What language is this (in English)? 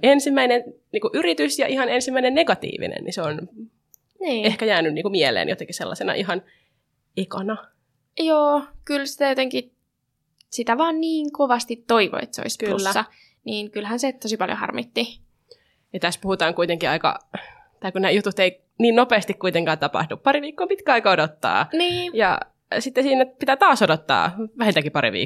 Finnish